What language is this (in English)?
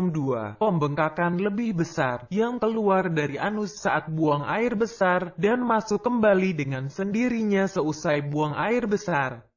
Indonesian